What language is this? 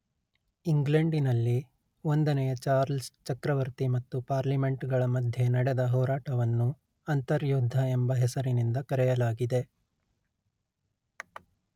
Kannada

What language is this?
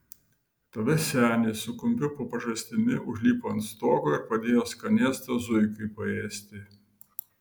Lithuanian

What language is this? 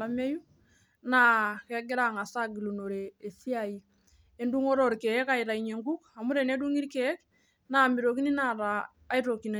Masai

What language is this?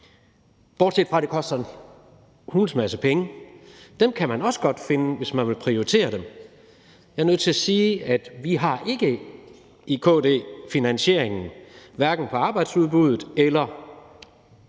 Danish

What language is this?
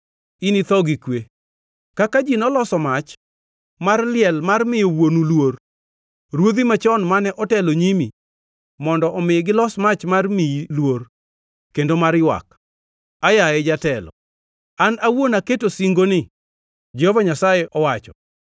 Luo (Kenya and Tanzania)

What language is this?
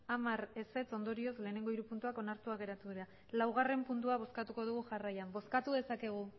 Basque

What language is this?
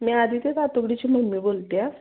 Marathi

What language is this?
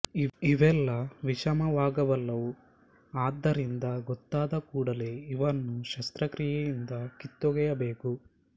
Kannada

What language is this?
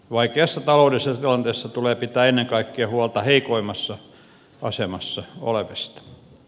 Finnish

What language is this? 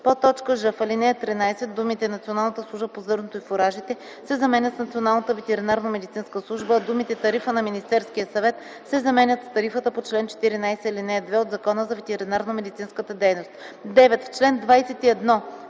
Bulgarian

